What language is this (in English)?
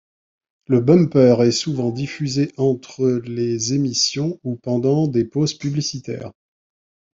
French